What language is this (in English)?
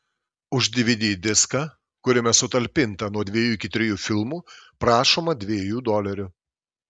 Lithuanian